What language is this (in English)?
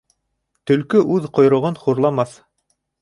Bashkir